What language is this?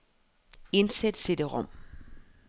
Danish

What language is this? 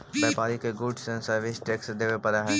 Magahi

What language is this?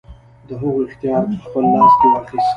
Pashto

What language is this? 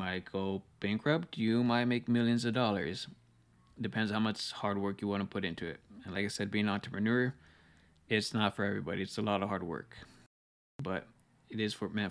English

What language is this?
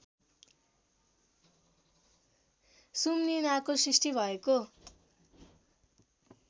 Nepali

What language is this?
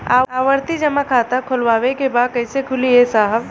Bhojpuri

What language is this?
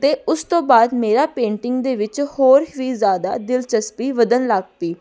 Punjabi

